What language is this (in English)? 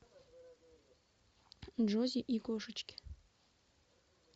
Russian